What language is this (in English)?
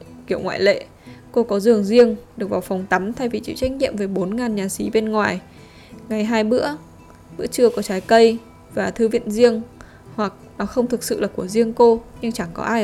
Vietnamese